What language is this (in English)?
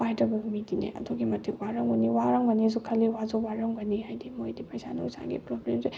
Manipuri